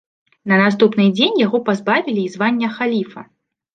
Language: Belarusian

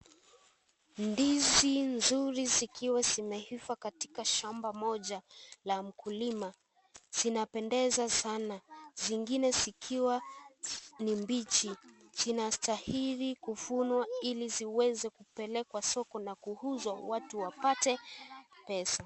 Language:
Swahili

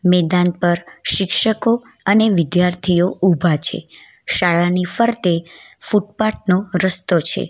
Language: Gujarati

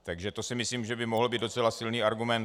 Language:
Czech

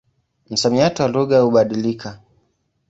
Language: Swahili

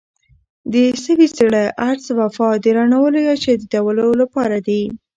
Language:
Pashto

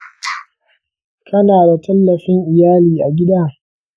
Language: Hausa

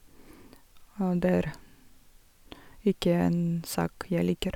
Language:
Norwegian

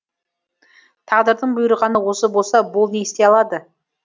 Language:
Kazakh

